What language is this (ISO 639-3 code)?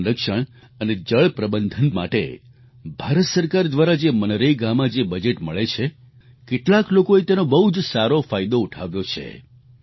guj